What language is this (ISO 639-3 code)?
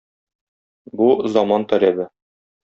tat